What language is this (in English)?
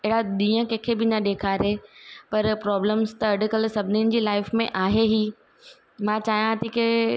Sindhi